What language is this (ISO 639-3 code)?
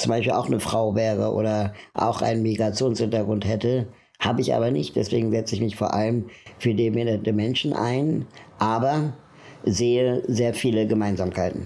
deu